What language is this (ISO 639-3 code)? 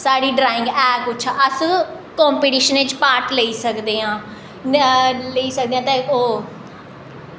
doi